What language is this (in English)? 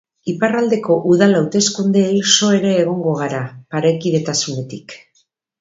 Basque